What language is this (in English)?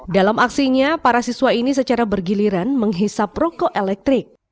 Indonesian